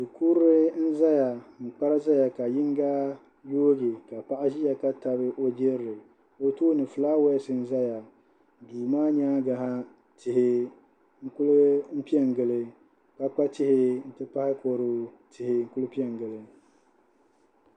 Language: Dagbani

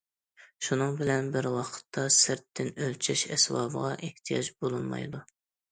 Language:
Uyghur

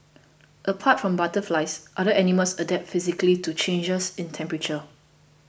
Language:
English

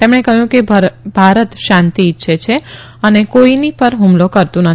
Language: Gujarati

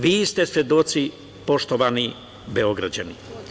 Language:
Serbian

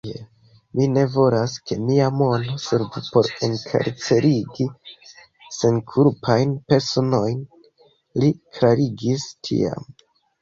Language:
Esperanto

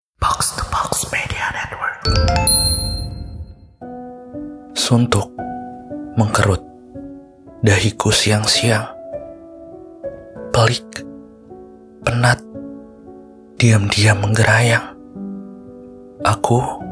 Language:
Indonesian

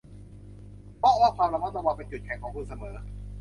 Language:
Thai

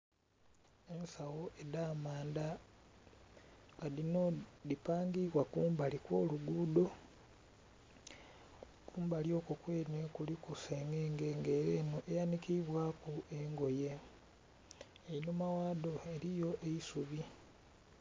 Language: Soga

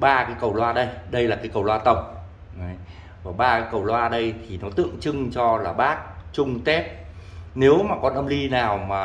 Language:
Vietnamese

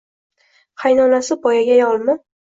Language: Uzbek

